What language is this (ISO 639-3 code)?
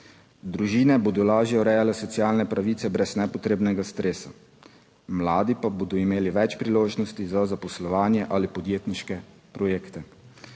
slv